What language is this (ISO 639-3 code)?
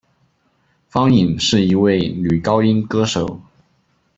zho